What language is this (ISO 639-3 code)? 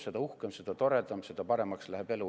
est